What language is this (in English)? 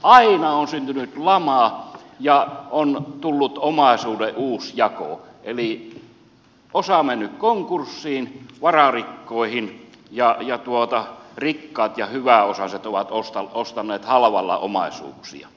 Finnish